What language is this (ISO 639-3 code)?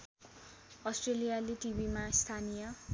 nep